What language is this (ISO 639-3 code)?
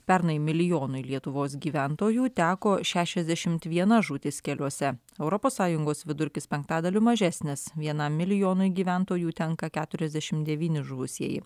lit